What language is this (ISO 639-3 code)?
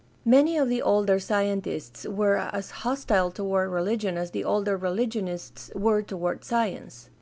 eng